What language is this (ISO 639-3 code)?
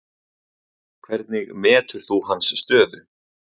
isl